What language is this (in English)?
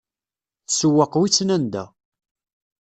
Kabyle